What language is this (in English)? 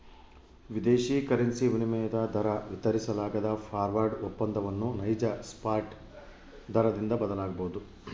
Kannada